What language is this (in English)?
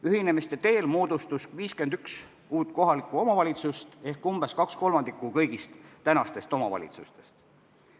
Estonian